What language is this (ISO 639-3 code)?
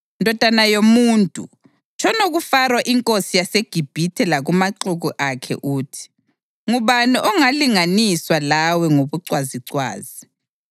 nde